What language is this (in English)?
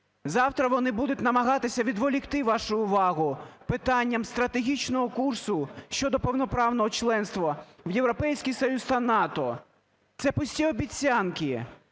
Ukrainian